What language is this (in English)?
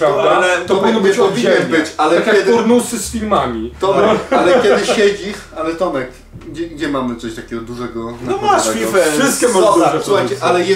Polish